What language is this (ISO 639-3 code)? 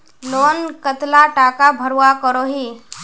mag